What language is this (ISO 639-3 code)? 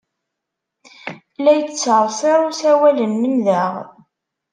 kab